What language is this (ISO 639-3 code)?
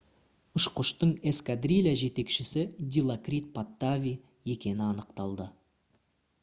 kaz